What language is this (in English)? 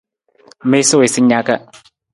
Nawdm